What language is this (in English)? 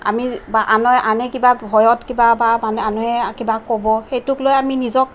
Assamese